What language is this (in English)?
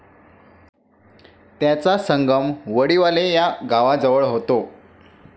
Marathi